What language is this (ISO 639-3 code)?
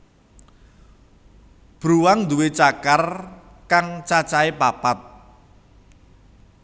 jav